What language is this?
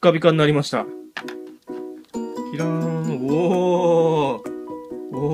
Japanese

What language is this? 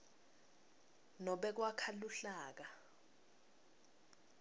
Swati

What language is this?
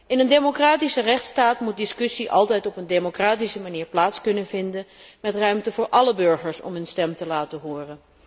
Dutch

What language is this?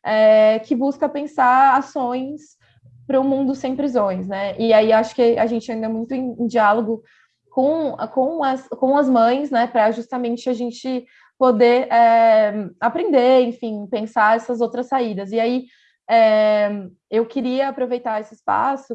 Portuguese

